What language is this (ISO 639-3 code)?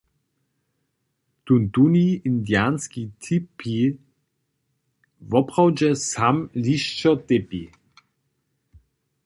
hsb